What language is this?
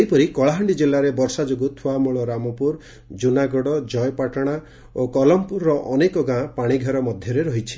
Odia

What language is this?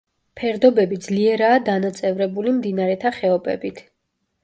Georgian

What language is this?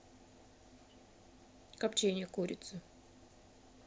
Russian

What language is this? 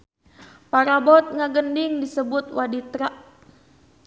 Sundanese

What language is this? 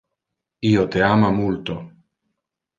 Interlingua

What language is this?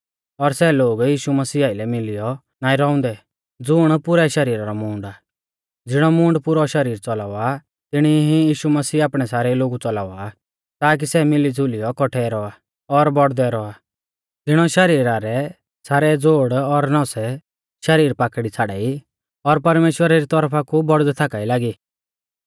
Mahasu Pahari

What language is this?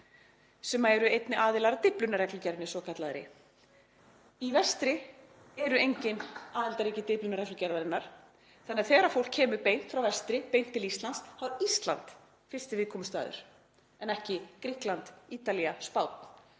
Icelandic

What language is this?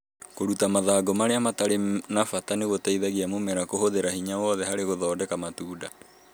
Kikuyu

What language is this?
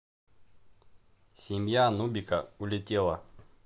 Russian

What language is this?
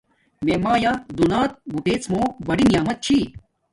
Domaaki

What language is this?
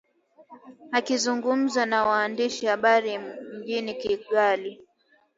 Swahili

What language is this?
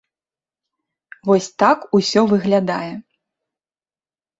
Belarusian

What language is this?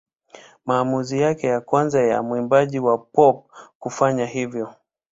Swahili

